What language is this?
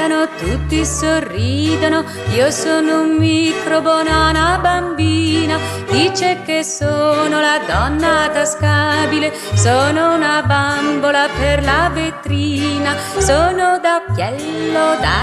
Italian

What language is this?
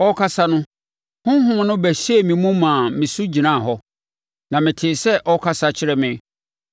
Akan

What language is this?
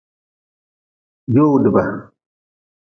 Nawdm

